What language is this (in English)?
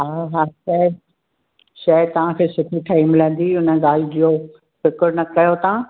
Sindhi